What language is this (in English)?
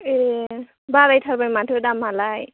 Bodo